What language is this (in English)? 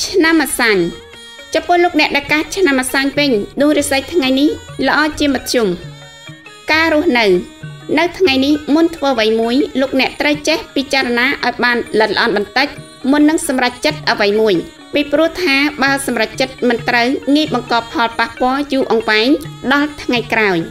Thai